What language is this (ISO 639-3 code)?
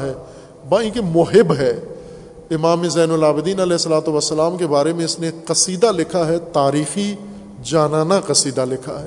urd